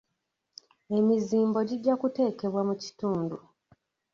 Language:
Ganda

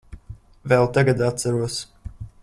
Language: Latvian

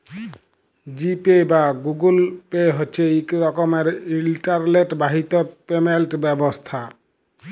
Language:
Bangla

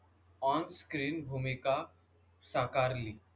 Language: Marathi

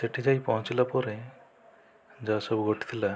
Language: Odia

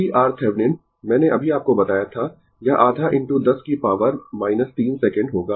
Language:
Hindi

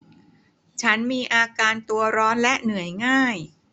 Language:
Thai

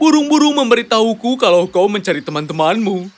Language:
Indonesian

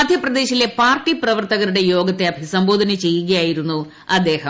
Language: Malayalam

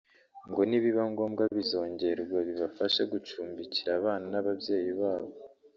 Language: Kinyarwanda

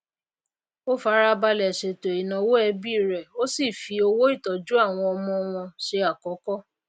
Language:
Yoruba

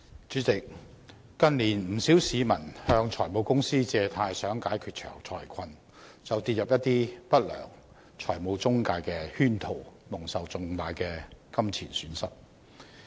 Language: Cantonese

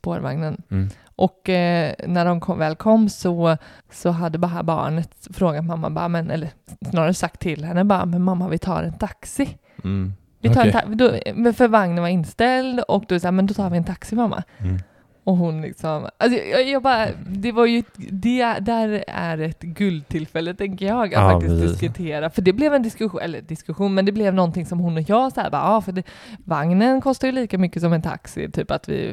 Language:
Swedish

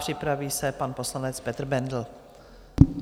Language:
Czech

